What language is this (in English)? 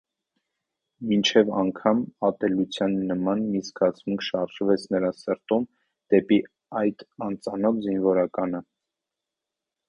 Armenian